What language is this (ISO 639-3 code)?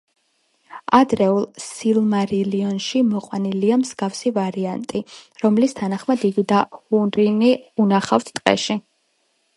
kat